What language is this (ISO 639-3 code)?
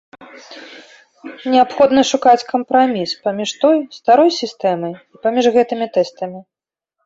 bel